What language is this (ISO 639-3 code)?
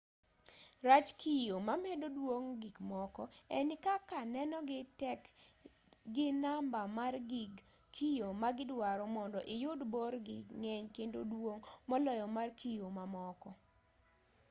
luo